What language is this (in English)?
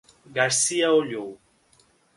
Portuguese